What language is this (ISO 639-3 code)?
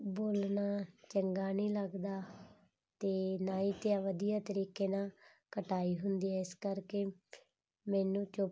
pan